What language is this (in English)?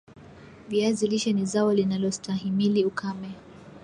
Swahili